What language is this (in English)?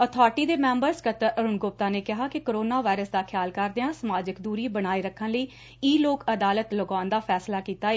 Punjabi